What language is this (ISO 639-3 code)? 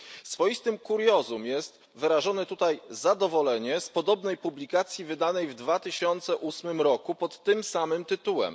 pol